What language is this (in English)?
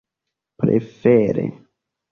Esperanto